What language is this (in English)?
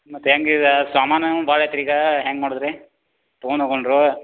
Kannada